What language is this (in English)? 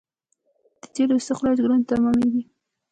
Pashto